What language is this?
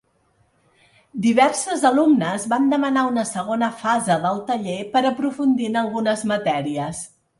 Catalan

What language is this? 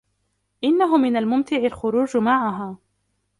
Arabic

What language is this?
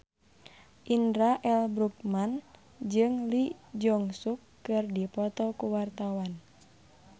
Sundanese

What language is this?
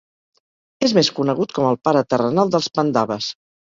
Catalan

